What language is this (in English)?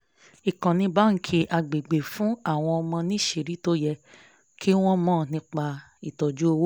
Yoruba